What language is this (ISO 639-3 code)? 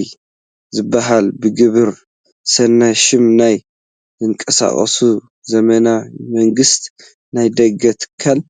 tir